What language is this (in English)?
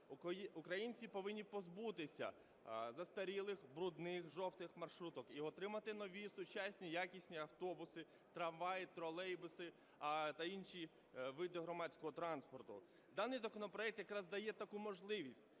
Ukrainian